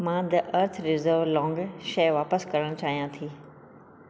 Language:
Sindhi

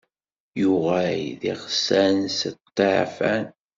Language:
Kabyle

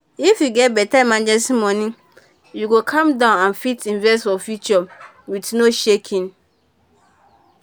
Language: Nigerian Pidgin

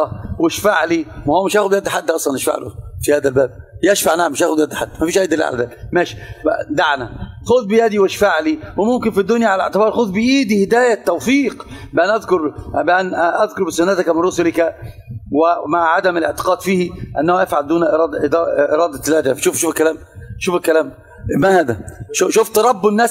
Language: Arabic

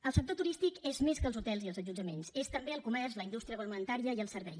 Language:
Catalan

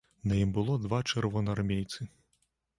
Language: Belarusian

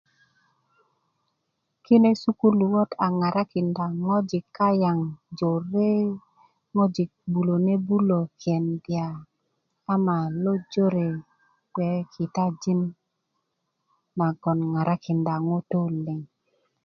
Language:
Kuku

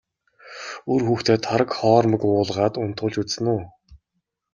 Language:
Mongolian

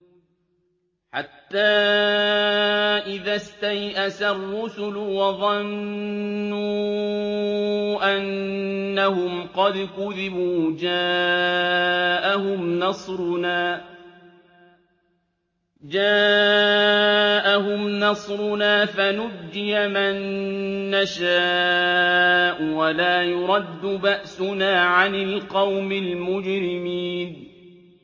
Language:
Arabic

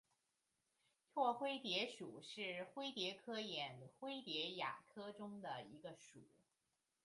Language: Chinese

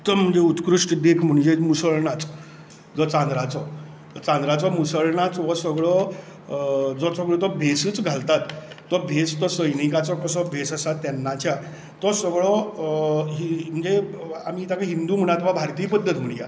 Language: Konkani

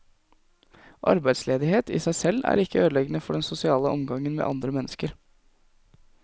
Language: Norwegian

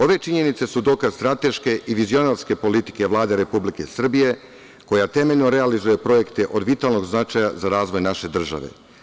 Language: Serbian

